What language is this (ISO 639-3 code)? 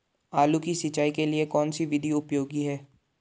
hin